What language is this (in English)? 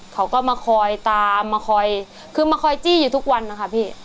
Thai